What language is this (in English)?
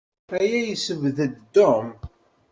Kabyle